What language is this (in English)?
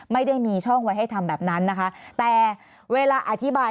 Thai